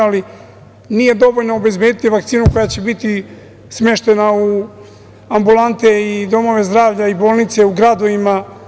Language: Serbian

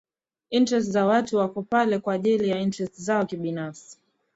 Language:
Swahili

